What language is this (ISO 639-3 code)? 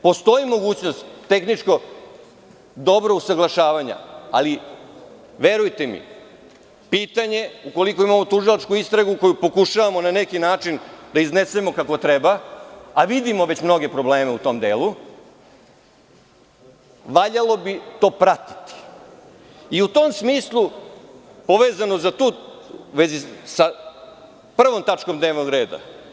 srp